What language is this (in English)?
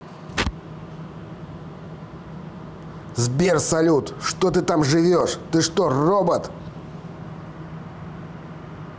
Russian